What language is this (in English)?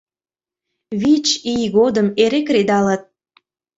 Mari